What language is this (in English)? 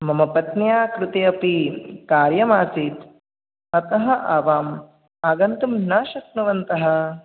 Sanskrit